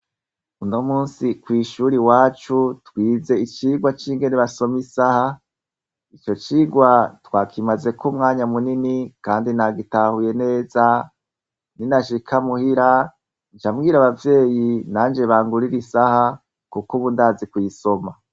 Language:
Rundi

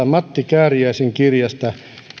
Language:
Finnish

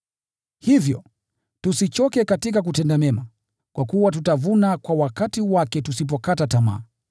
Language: Swahili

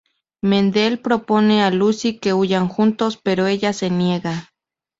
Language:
Spanish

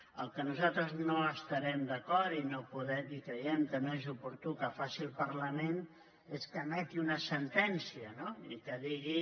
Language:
Catalan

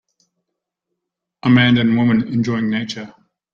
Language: English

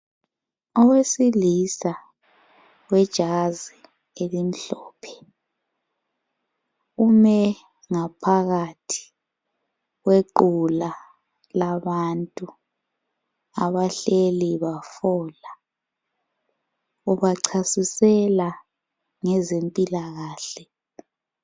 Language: North Ndebele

